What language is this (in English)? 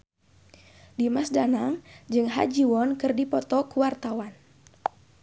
Sundanese